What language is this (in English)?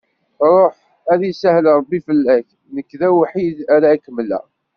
Kabyle